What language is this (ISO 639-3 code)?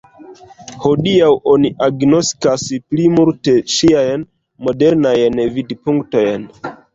epo